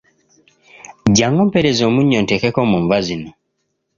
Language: Ganda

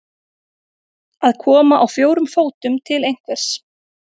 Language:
Icelandic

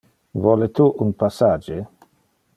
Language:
Interlingua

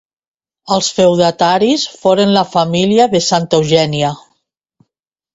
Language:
Catalan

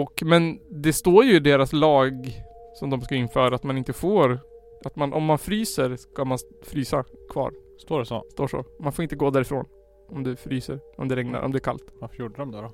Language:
Swedish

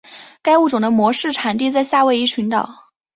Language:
Chinese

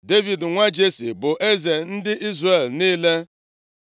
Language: Igbo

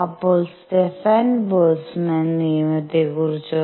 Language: Malayalam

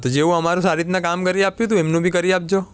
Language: Gujarati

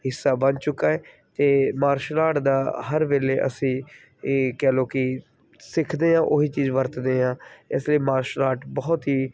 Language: Punjabi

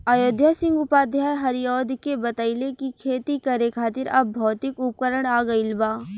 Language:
Bhojpuri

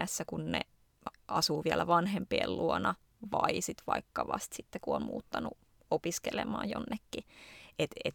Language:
Finnish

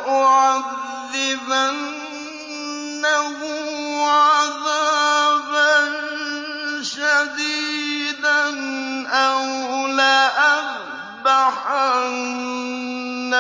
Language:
Arabic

